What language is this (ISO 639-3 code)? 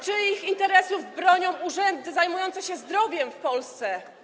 pol